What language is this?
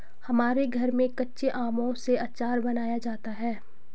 Hindi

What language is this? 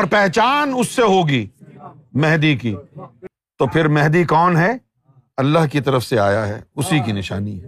Urdu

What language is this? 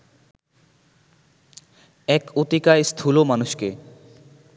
Bangla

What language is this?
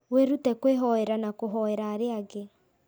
Kikuyu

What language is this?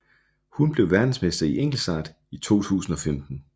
Danish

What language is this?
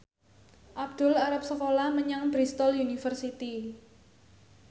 Javanese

